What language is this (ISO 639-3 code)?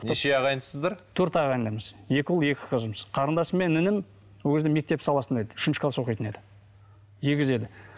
kaz